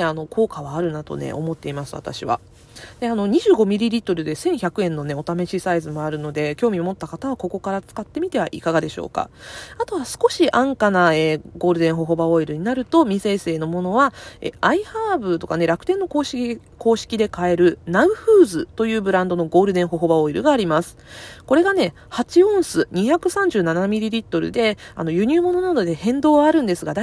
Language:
Japanese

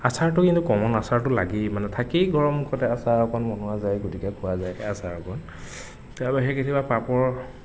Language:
Assamese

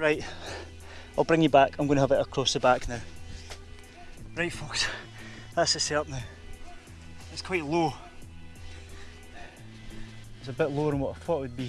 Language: English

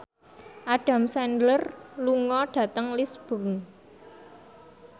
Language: Javanese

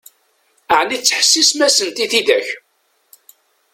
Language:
Kabyle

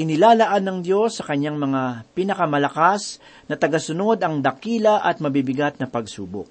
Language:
Filipino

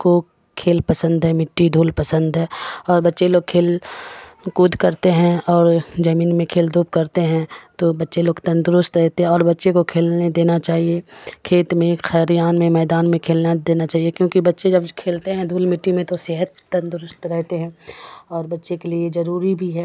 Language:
Urdu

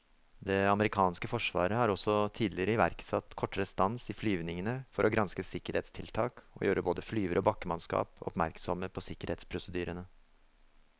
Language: Norwegian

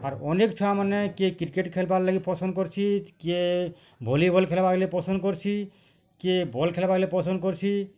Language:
Odia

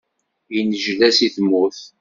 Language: Kabyle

